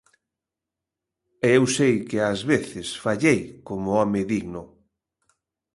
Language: Galician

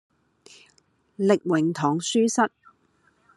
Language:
Cantonese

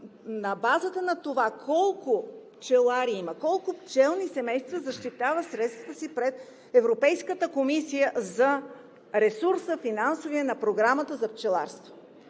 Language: Bulgarian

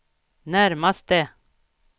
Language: Swedish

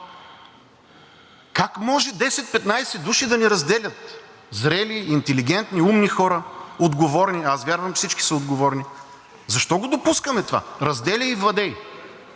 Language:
Bulgarian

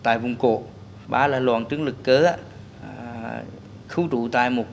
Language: Vietnamese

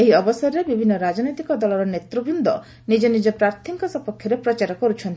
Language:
Odia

